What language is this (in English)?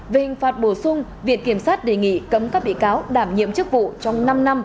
Vietnamese